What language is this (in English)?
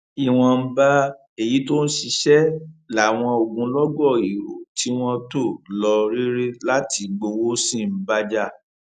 Yoruba